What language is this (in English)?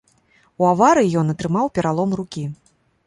Belarusian